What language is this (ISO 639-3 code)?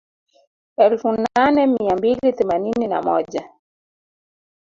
swa